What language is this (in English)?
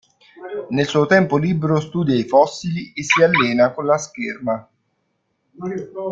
Italian